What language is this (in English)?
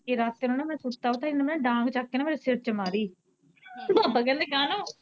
Punjabi